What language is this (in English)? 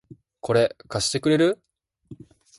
Japanese